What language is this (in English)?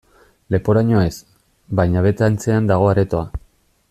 Basque